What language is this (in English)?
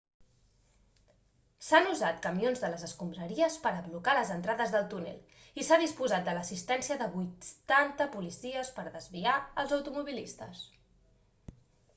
Catalan